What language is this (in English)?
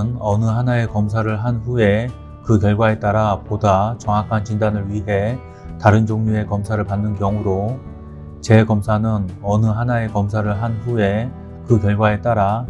Korean